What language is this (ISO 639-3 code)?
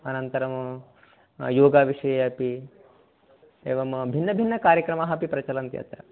san